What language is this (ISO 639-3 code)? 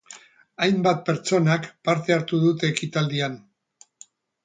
eus